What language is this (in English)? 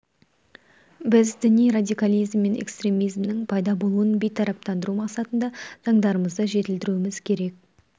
Kazakh